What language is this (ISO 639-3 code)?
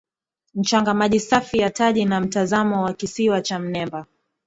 swa